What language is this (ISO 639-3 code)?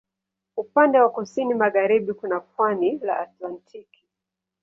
swa